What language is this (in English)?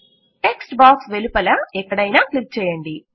Telugu